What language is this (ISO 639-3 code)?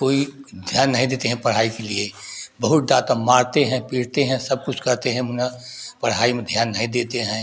hin